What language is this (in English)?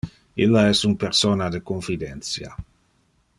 Interlingua